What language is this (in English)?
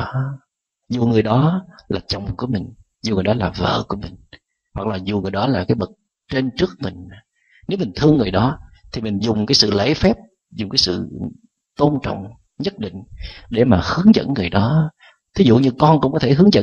Vietnamese